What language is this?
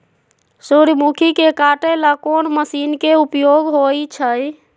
Magahi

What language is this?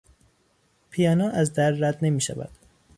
Persian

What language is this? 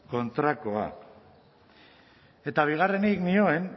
Basque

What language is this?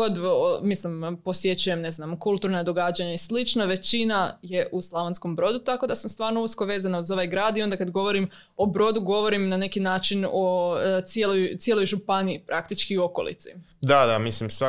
Croatian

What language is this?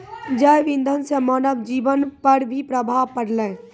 Maithili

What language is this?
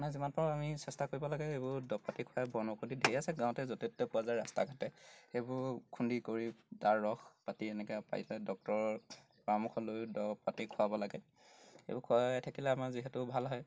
Assamese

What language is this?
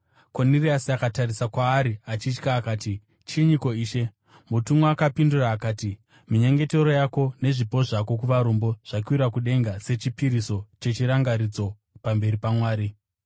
Shona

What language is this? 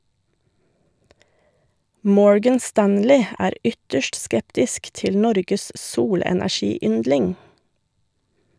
Norwegian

